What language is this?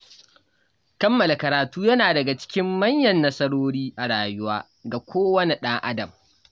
Hausa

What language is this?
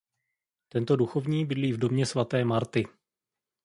Czech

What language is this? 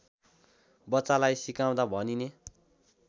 Nepali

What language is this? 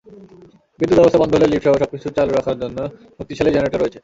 Bangla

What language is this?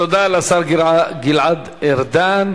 Hebrew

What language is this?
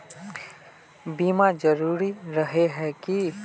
Magahi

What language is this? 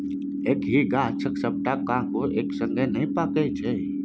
Maithili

